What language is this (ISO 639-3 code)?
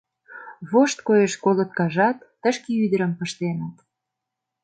chm